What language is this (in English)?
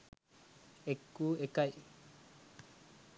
Sinhala